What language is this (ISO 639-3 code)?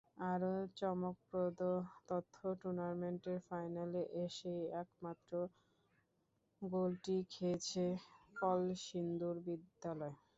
ben